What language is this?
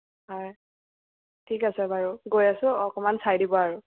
Assamese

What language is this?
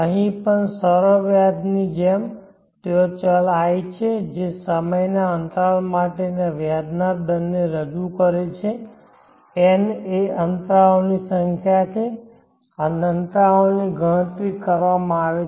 Gujarati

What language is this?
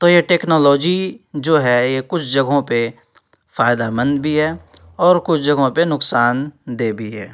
Urdu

